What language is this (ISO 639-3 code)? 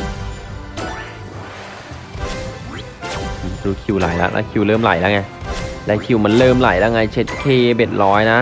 tha